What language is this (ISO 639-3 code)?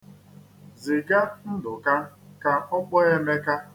ibo